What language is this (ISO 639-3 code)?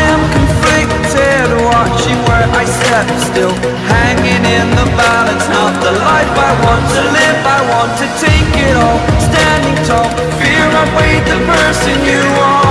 eng